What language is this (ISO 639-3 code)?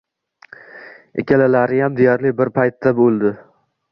uzb